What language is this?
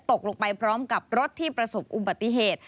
Thai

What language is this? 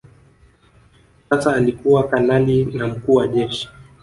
Swahili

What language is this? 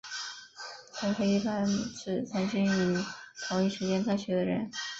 Chinese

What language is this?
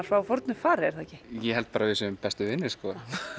Icelandic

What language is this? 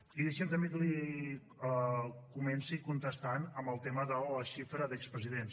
Catalan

